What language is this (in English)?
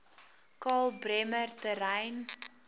Afrikaans